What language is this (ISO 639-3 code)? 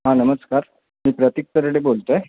mar